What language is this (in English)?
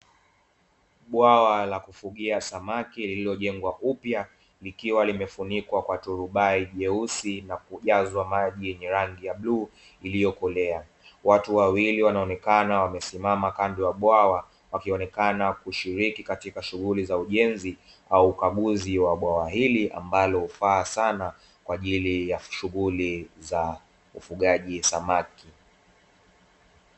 Swahili